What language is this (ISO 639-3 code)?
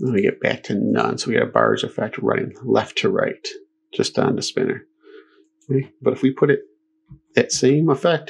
eng